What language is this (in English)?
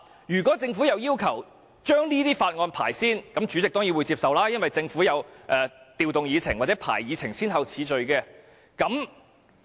Cantonese